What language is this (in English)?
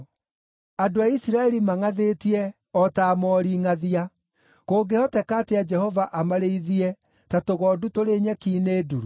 Kikuyu